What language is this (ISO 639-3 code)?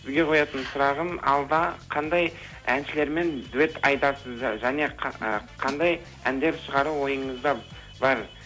kaz